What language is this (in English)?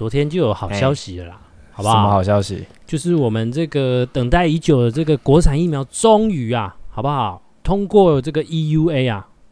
Chinese